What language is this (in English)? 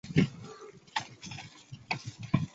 Chinese